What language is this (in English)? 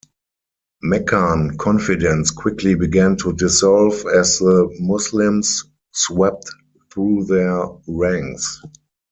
English